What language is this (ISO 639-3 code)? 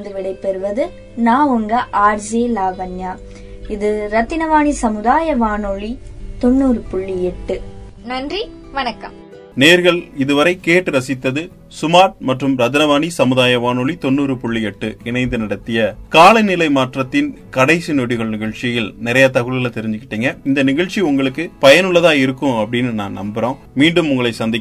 tam